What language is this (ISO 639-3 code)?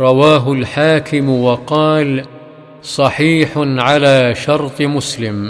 ara